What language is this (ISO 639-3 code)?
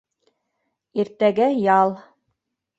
bak